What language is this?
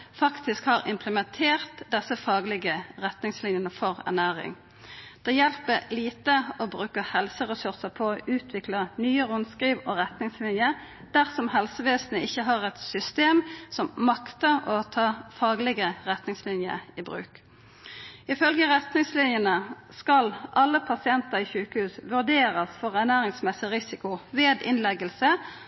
Norwegian Nynorsk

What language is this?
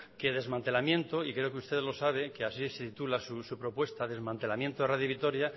Spanish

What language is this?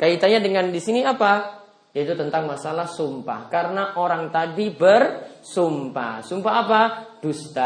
Indonesian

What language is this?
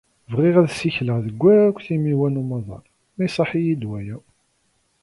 Kabyle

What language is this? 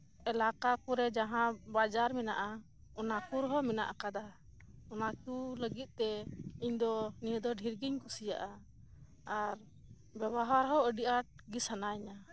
Santali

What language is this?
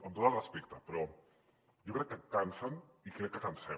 Catalan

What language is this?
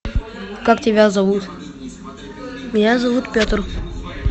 Russian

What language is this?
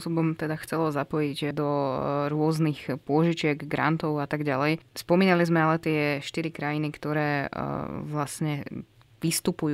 Slovak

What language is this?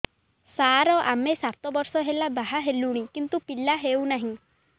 Odia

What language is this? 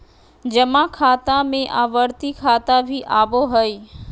Magahi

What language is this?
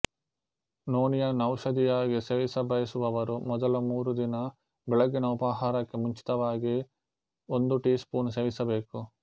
Kannada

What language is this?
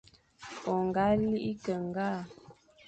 Fang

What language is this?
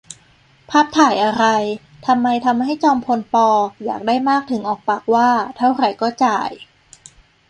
Thai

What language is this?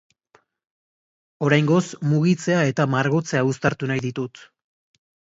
Basque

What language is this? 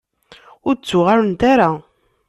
Kabyle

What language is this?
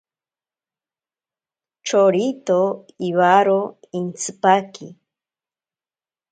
Ashéninka Perené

